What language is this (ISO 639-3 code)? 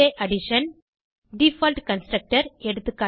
tam